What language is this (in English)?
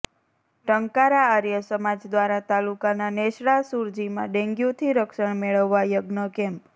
Gujarati